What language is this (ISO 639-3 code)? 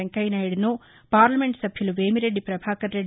tel